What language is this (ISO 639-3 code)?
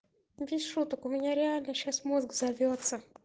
rus